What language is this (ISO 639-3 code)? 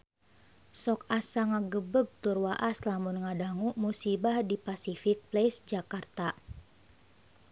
sun